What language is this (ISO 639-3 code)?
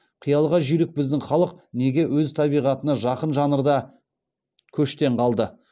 kaz